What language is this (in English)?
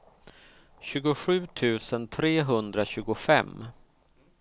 Swedish